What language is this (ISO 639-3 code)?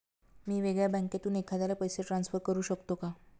mar